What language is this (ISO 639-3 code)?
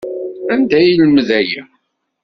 kab